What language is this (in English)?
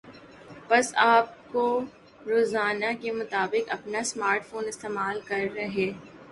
Urdu